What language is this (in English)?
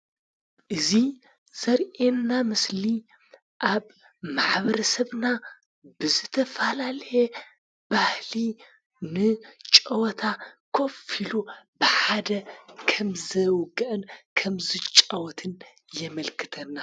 Tigrinya